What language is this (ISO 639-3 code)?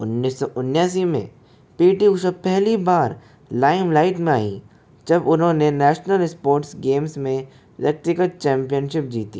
hin